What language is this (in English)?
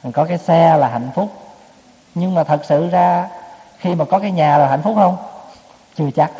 Vietnamese